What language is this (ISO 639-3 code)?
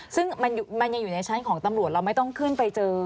tha